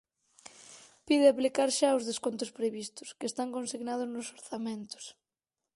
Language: Galician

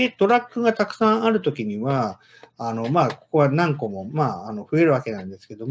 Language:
Japanese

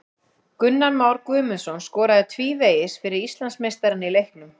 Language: Icelandic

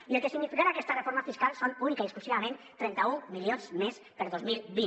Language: Catalan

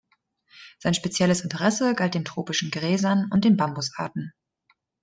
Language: German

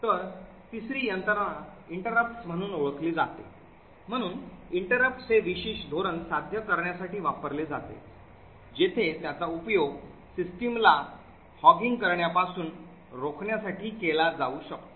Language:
Marathi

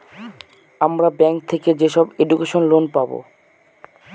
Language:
Bangla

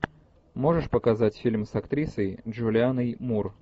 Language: Russian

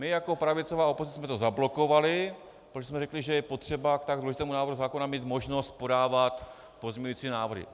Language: Czech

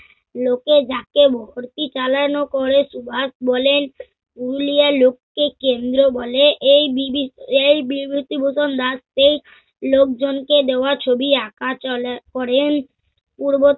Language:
Bangla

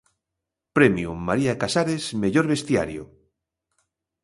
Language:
Galician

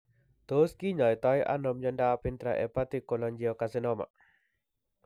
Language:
Kalenjin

